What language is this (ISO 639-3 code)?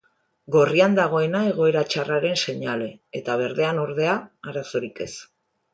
eus